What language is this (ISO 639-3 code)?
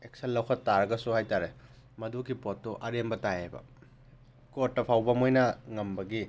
mni